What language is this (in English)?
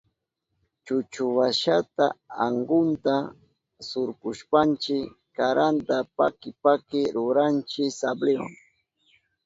Southern Pastaza Quechua